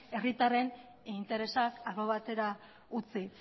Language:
Basque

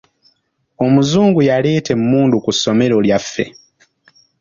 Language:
Ganda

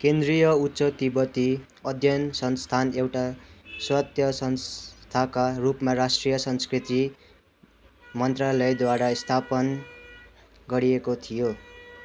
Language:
Nepali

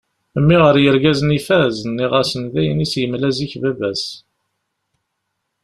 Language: Kabyle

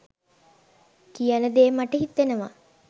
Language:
Sinhala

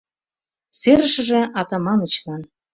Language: Mari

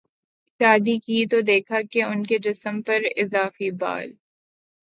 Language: Urdu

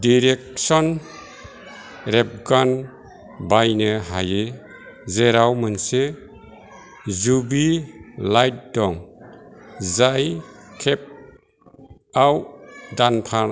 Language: Bodo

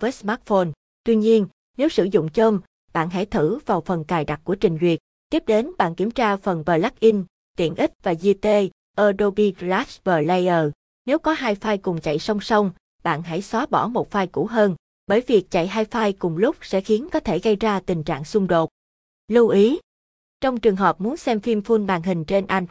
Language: Vietnamese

